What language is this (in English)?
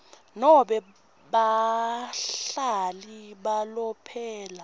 Swati